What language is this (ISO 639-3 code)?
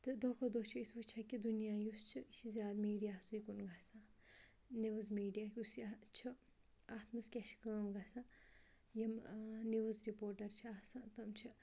kas